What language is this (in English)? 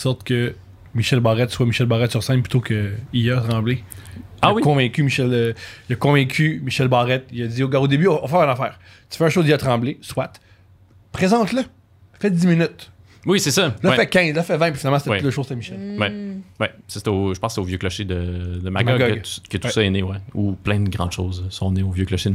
French